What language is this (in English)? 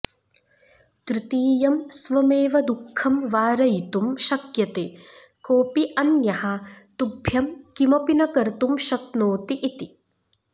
Sanskrit